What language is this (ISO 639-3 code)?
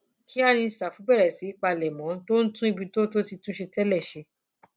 yor